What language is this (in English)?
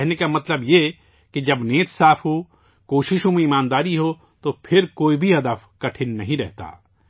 Urdu